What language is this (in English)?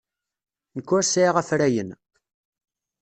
Kabyle